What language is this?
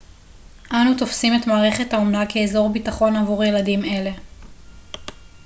Hebrew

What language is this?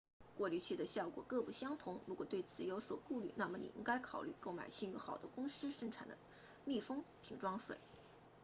Chinese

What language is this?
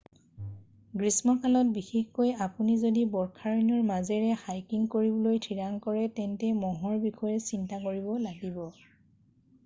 Assamese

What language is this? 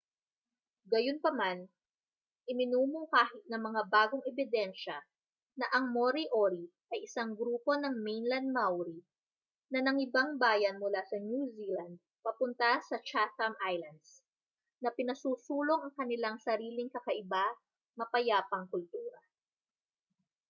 Filipino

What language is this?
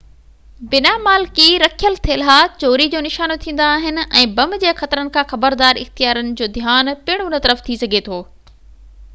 Sindhi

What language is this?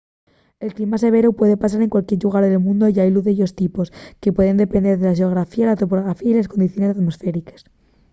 Asturian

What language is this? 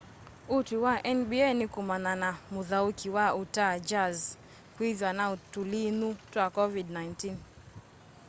Kamba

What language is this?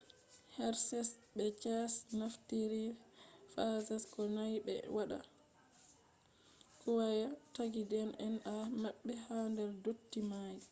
Fula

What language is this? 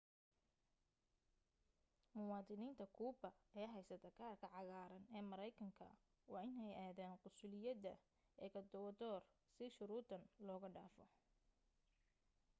Somali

